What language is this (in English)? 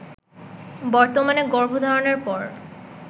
Bangla